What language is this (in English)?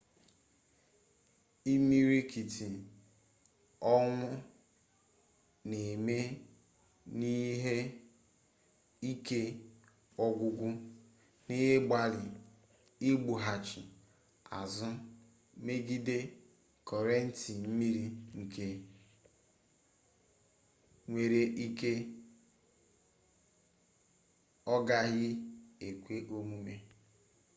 Igbo